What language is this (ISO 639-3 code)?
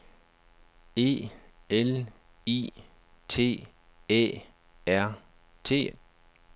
dan